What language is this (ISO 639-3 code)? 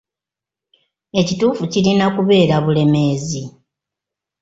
lug